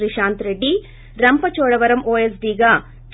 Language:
Telugu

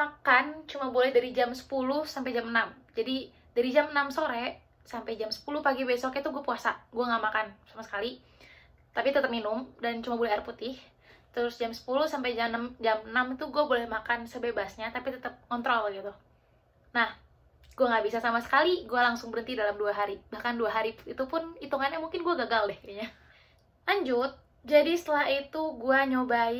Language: Indonesian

